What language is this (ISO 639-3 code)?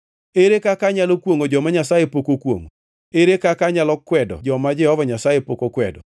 luo